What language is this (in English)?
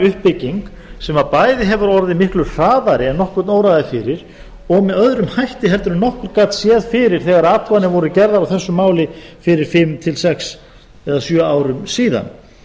Icelandic